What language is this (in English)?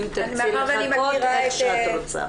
Hebrew